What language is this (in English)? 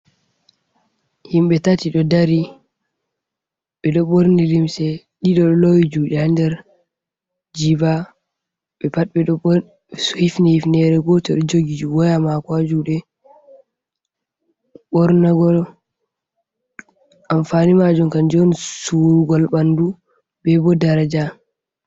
Fula